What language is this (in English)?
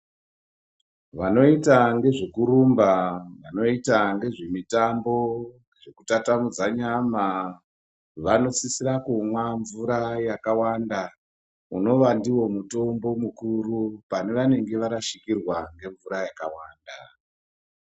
Ndau